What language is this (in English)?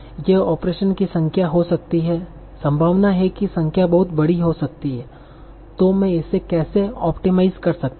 Hindi